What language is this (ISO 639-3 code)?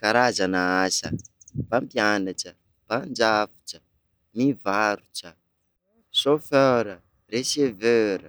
skg